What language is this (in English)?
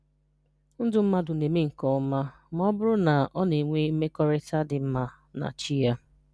Igbo